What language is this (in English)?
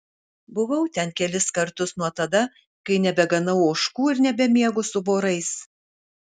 Lithuanian